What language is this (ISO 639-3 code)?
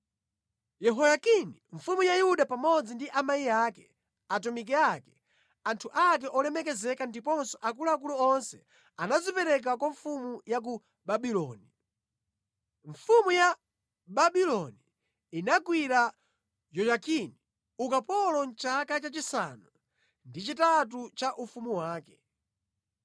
nya